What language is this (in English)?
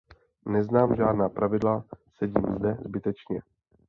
Czech